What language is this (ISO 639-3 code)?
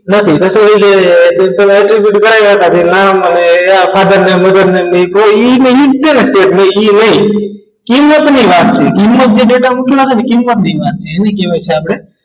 guj